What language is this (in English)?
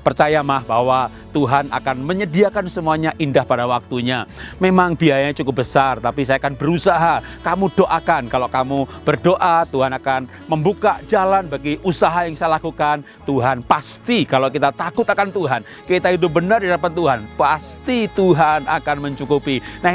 Indonesian